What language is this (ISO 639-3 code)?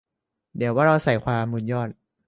tha